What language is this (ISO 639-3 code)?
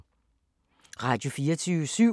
dan